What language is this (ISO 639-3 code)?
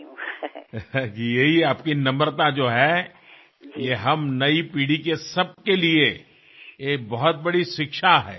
mar